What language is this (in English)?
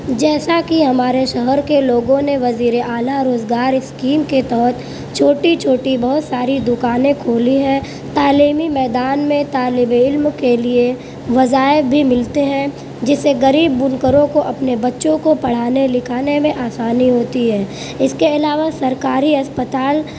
Urdu